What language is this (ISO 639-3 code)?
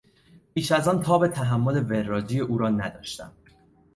fas